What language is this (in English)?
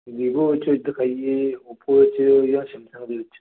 Punjabi